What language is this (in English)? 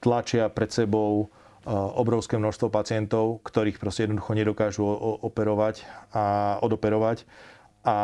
Slovak